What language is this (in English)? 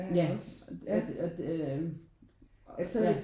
Danish